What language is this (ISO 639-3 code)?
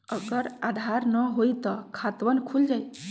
mag